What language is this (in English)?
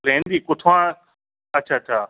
Dogri